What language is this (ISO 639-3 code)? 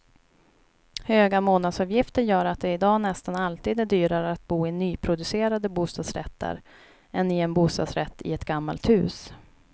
swe